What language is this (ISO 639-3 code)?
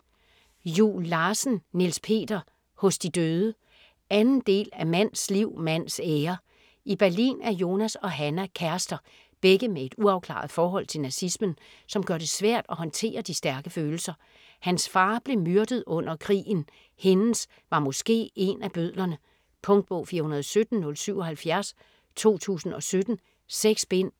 dan